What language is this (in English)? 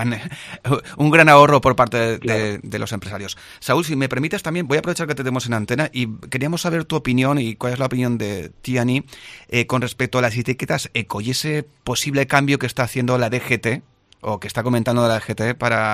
Spanish